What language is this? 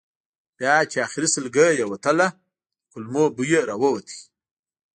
Pashto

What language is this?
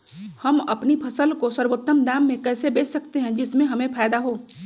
Magahi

